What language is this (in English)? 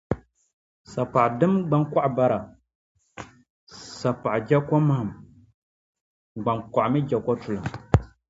Dagbani